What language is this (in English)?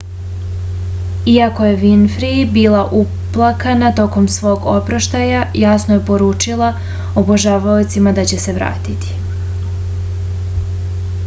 Serbian